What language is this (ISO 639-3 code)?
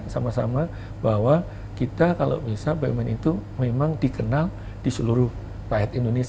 ind